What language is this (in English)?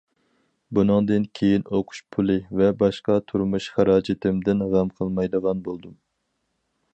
Uyghur